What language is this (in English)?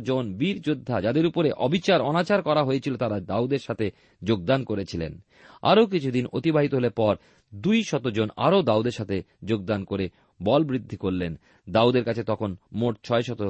Bangla